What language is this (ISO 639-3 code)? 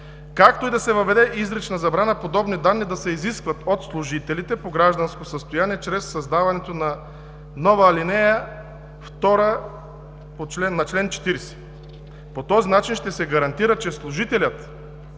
bul